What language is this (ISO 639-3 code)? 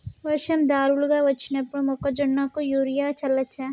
tel